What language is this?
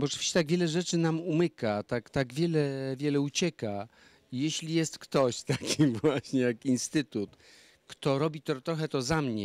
Polish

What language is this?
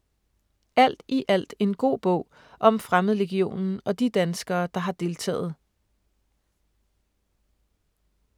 Danish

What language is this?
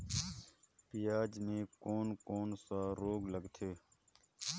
Chhattisgarhi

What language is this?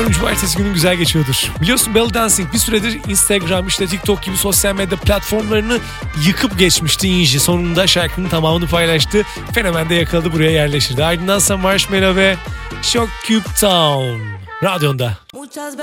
Turkish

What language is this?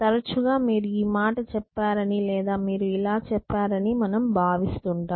Telugu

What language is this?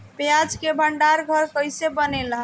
Bhojpuri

